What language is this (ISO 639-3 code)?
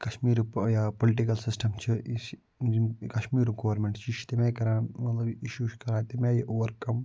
kas